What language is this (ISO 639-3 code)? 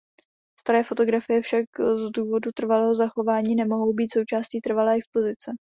ces